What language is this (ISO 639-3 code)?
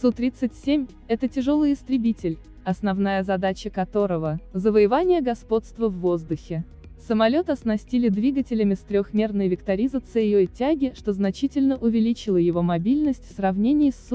rus